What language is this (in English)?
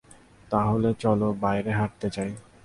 Bangla